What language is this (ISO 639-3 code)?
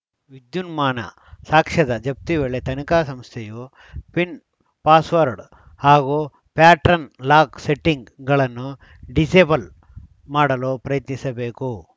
kan